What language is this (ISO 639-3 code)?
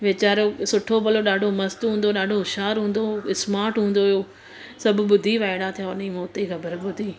snd